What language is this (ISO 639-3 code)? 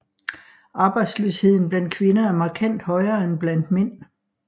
dan